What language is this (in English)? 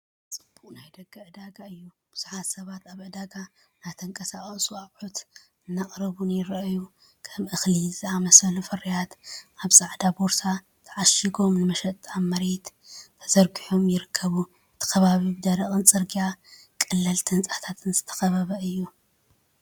Tigrinya